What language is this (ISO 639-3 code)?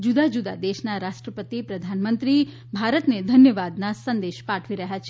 guj